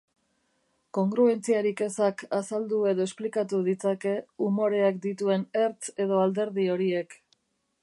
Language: Basque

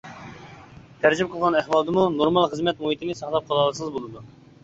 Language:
Uyghur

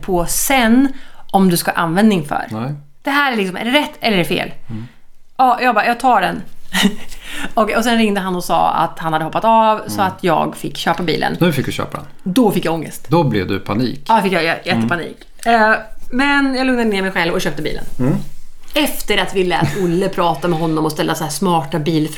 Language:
Swedish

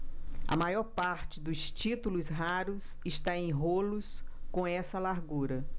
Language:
Portuguese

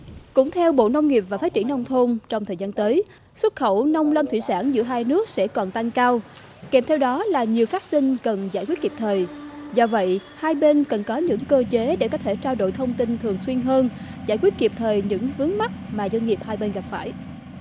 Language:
Vietnamese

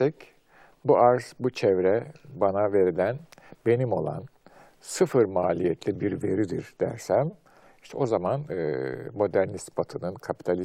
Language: Turkish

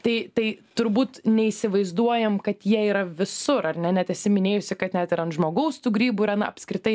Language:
Lithuanian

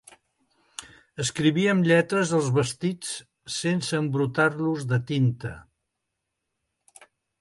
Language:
Catalan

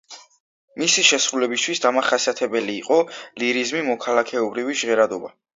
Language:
Georgian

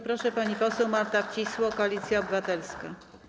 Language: Polish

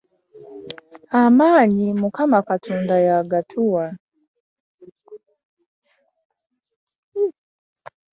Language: Ganda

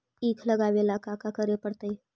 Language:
Magahi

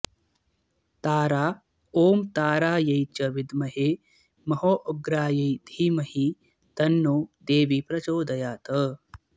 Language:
Sanskrit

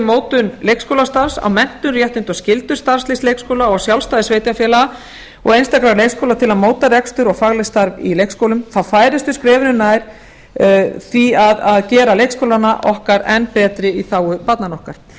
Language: Icelandic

